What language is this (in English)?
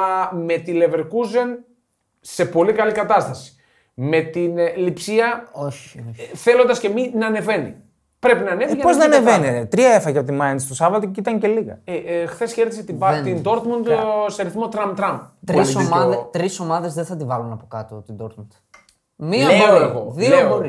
Greek